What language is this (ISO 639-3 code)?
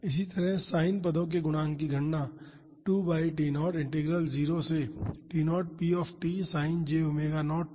hin